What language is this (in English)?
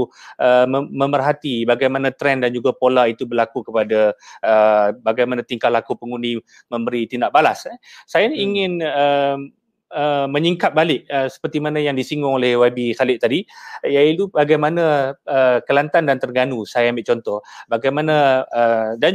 Malay